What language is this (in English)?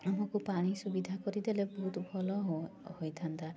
Odia